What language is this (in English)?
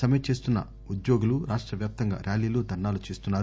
Telugu